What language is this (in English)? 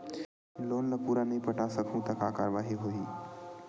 Chhattisgarhi